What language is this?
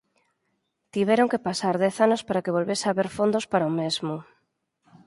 Galician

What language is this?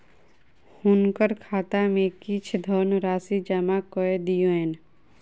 Maithili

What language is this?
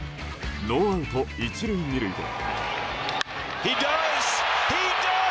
Japanese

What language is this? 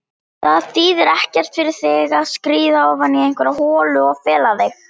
Icelandic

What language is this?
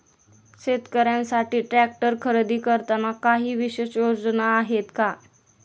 Marathi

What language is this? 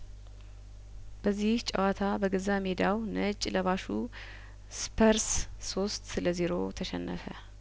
Amharic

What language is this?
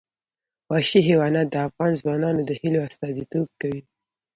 Pashto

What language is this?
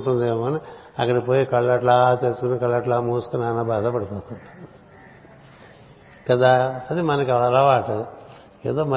Telugu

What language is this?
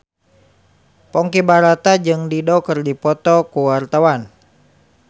Sundanese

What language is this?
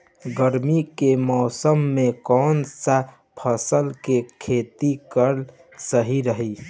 Bhojpuri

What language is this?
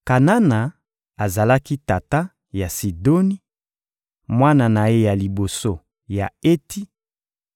Lingala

